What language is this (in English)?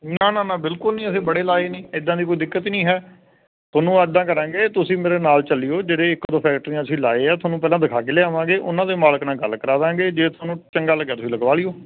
Punjabi